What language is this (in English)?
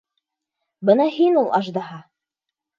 Bashkir